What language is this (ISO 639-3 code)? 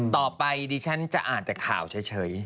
tha